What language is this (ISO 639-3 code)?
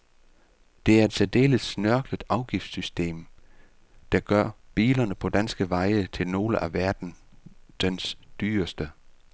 dan